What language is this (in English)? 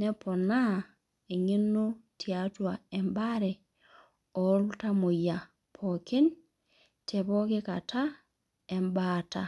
Masai